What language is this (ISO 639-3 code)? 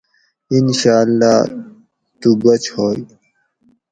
gwc